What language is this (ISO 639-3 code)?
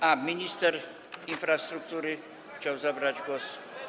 pol